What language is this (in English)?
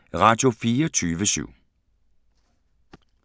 Danish